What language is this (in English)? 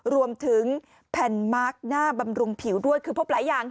Thai